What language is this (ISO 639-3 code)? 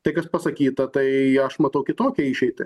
lit